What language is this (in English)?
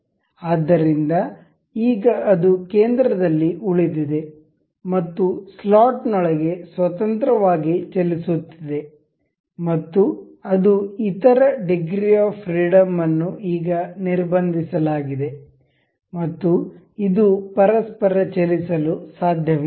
Kannada